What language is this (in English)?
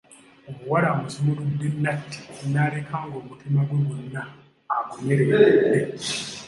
Ganda